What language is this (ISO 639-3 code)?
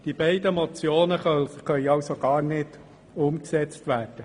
gsw